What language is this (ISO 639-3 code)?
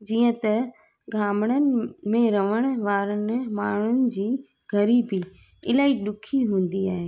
snd